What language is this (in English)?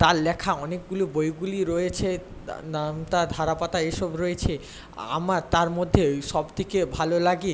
Bangla